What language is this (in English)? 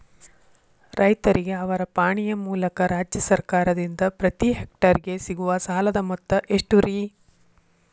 Kannada